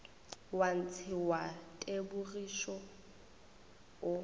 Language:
Northern Sotho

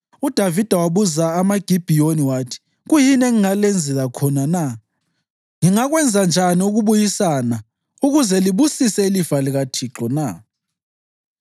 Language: North Ndebele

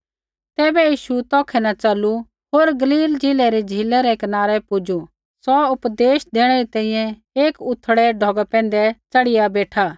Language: Kullu Pahari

